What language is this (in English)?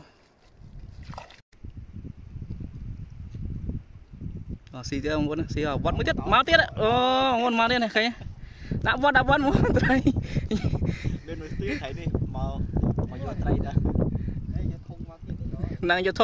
Vietnamese